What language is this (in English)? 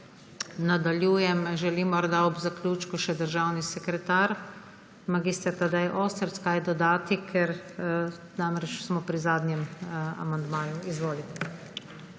Slovenian